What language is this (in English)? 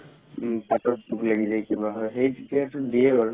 Assamese